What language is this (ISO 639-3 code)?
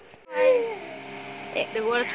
mai